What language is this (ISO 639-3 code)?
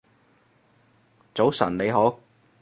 yue